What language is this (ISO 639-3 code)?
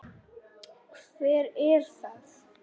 isl